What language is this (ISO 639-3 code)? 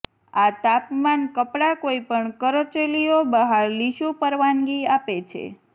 guj